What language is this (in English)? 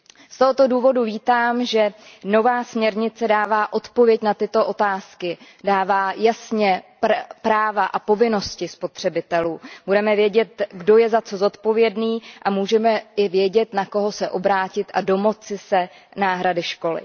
Czech